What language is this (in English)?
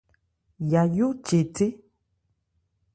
Ebrié